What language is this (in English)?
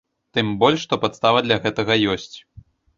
Belarusian